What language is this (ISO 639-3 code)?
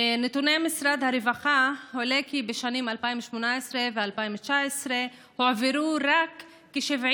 heb